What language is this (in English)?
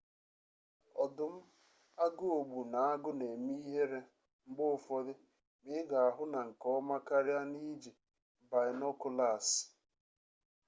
Igbo